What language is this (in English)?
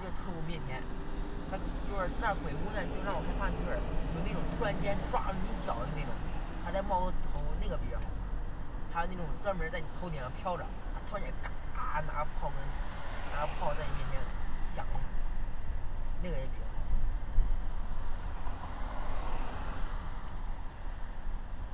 Chinese